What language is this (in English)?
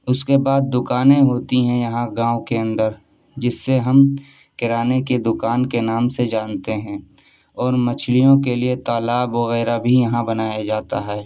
Urdu